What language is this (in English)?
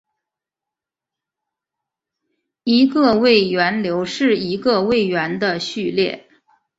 Chinese